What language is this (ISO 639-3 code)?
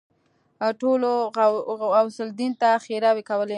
pus